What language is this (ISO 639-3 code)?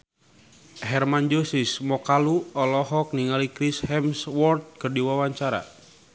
sun